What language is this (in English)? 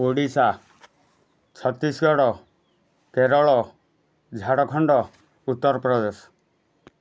Odia